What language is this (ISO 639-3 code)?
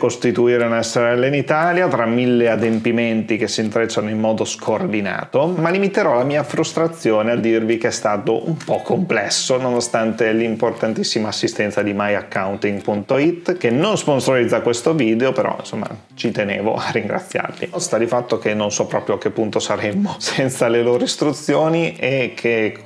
ita